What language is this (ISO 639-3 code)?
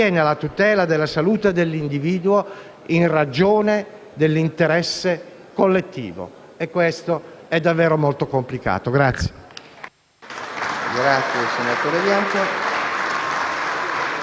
ita